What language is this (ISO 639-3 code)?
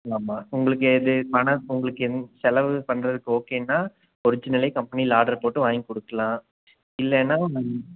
tam